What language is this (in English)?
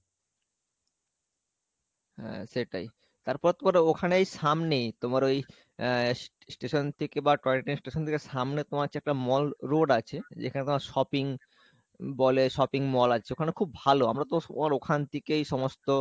Bangla